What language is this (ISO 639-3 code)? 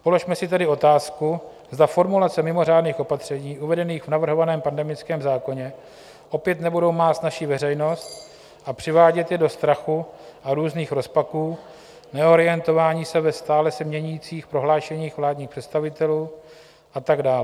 ces